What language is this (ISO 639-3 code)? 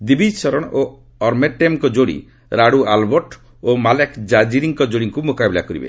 ori